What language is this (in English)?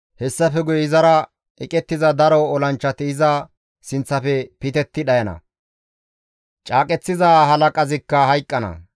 Gamo